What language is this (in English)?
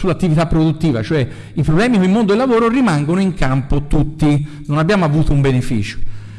Italian